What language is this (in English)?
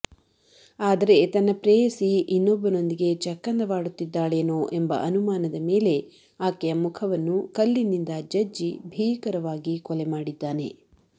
Kannada